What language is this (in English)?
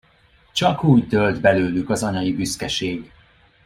Hungarian